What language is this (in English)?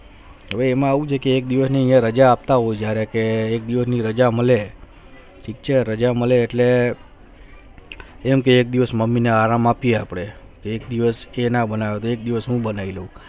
Gujarati